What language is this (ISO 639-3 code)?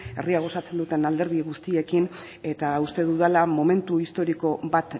eus